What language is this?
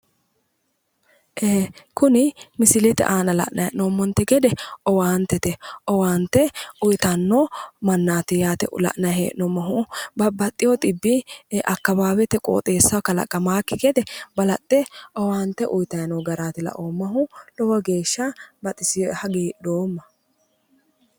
Sidamo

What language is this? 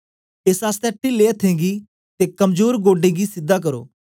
Dogri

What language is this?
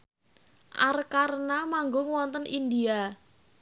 Javanese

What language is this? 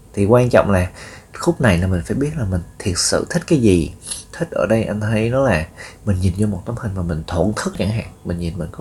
Vietnamese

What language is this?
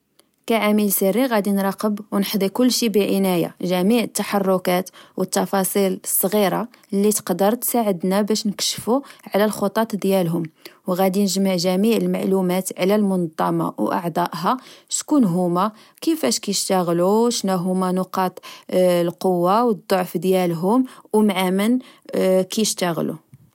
Moroccan Arabic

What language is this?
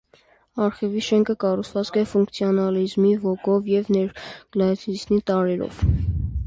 Armenian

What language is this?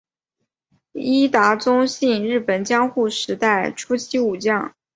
Chinese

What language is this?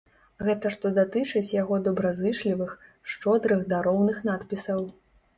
Belarusian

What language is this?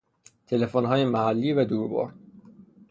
Persian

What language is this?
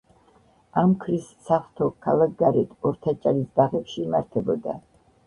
Georgian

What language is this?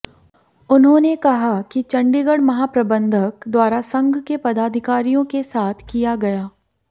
Hindi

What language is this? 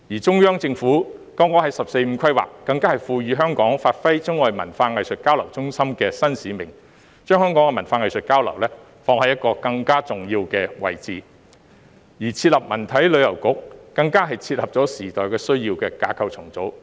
Cantonese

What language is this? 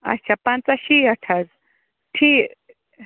Kashmiri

